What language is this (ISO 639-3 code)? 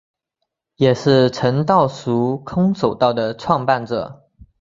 zho